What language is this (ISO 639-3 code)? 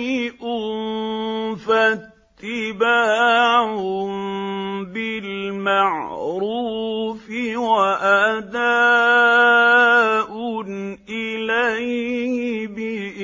ara